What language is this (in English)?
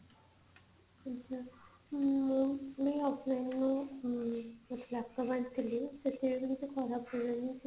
Odia